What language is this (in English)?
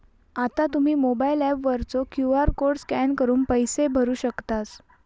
Marathi